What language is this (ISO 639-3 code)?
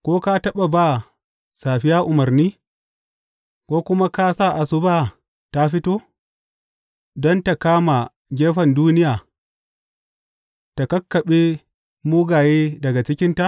hau